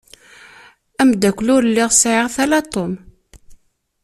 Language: Kabyle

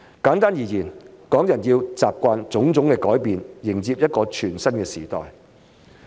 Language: Cantonese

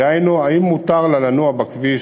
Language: Hebrew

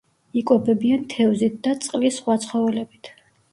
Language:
Georgian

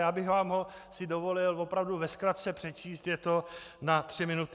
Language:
Czech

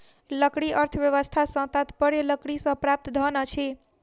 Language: Maithili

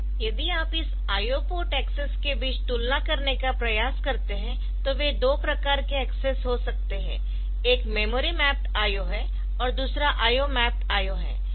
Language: Hindi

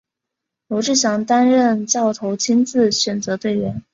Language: Chinese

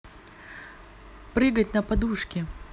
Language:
Russian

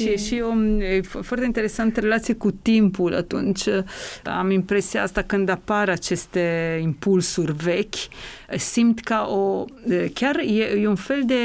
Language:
Romanian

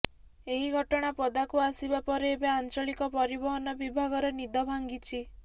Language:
Odia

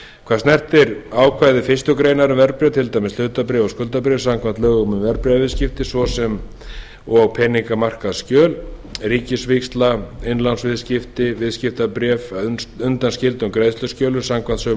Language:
Icelandic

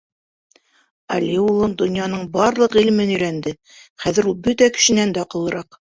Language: Bashkir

